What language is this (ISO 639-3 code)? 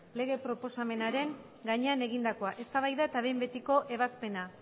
eus